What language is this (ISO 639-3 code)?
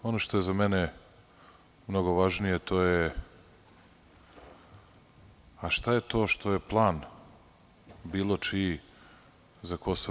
srp